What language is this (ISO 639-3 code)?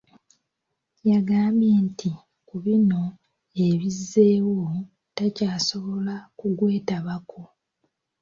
lug